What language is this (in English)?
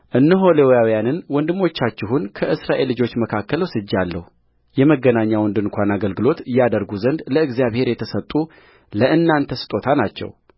Amharic